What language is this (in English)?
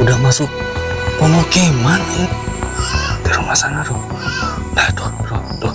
Portuguese